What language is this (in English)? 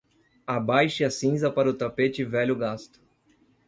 Portuguese